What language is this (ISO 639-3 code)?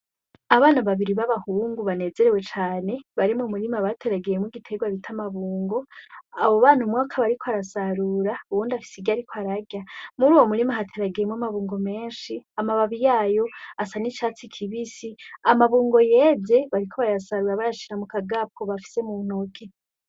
run